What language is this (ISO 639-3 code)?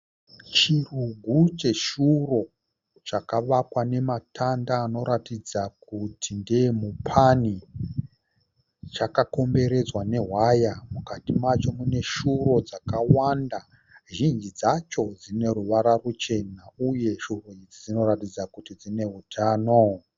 sna